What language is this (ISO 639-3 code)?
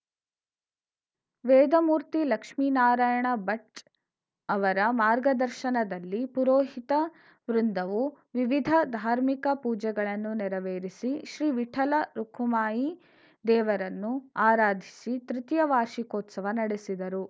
kan